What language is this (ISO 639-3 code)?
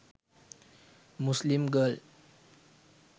sin